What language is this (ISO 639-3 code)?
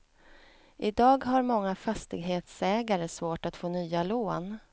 swe